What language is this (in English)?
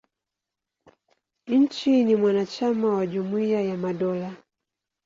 Swahili